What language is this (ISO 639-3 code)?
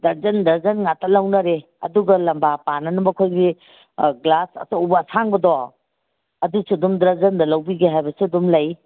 mni